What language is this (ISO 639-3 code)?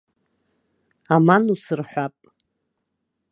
abk